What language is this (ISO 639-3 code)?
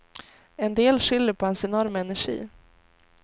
swe